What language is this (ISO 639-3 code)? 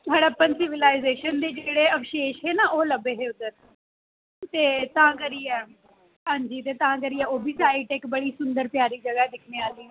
doi